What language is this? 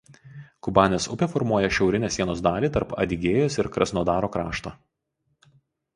Lithuanian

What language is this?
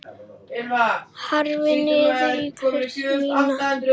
Icelandic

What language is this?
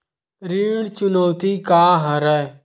Chhattisgarhi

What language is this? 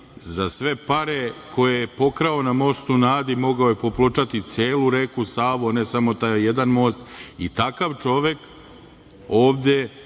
Serbian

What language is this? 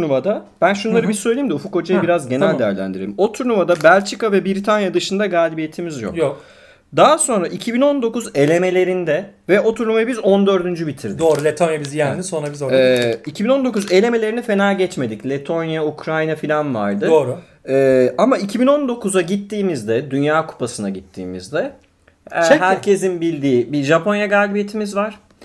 Turkish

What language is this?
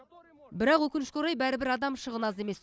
Kazakh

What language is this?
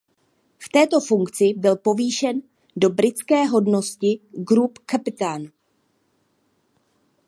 Czech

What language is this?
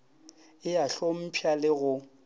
Northern Sotho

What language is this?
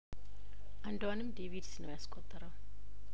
Amharic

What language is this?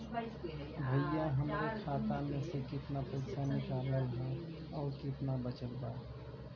Bhojpuri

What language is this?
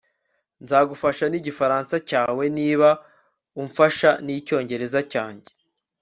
Kinyarwanda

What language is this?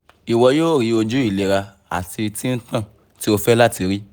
Yoruba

